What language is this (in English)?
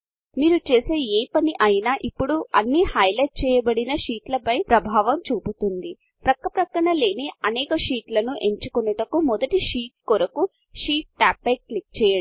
Telugu